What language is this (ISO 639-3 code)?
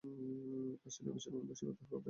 ben